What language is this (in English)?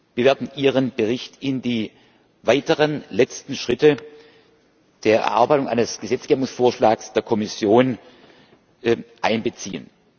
German